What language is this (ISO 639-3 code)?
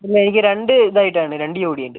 mal